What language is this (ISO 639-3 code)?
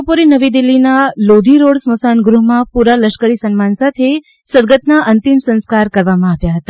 guj